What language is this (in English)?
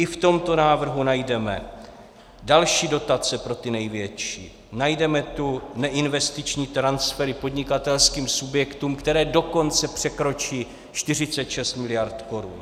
Czech